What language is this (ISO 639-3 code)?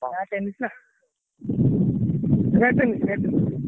ori